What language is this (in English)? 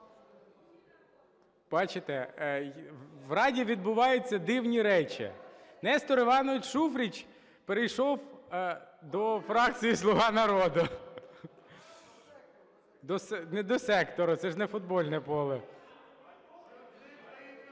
Ukrainian